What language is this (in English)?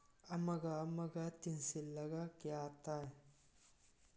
Manipuri